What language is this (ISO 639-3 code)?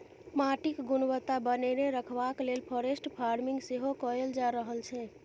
mai